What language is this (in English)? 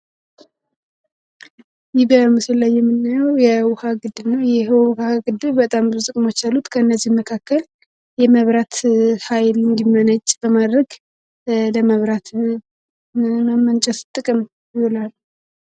Amharic